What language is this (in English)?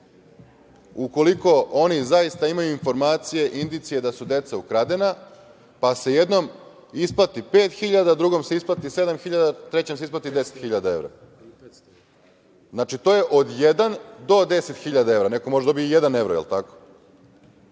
Serbian